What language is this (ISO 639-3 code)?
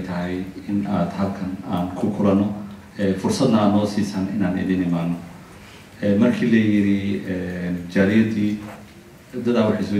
ara